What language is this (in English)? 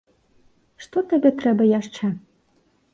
Belarusian